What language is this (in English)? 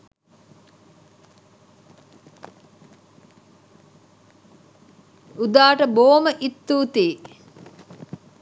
Sinhala